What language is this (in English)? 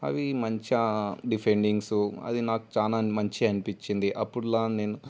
Telugu